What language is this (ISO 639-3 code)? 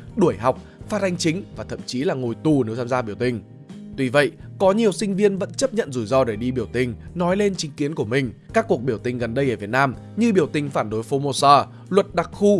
vie